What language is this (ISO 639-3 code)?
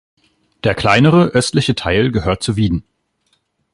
deu